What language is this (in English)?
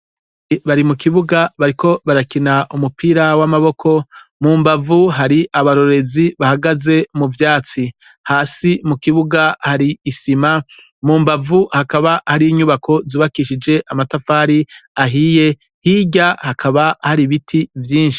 Rundi